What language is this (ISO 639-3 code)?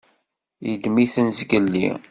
kab